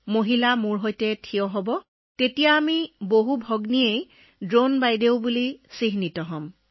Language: Assamese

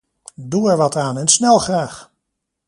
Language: Dutch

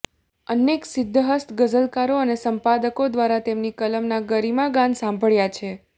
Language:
Gujarati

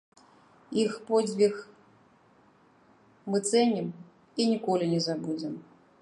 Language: Belarusian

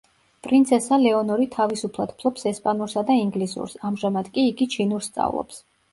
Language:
Georgian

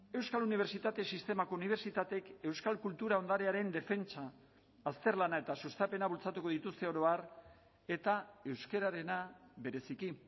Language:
Basque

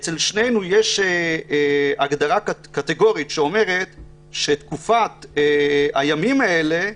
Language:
Hebrew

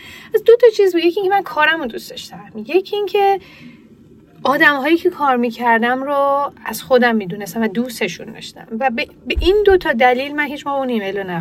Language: Persian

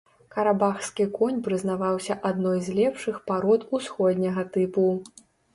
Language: Belarusian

